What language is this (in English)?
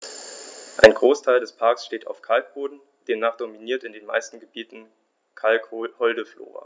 German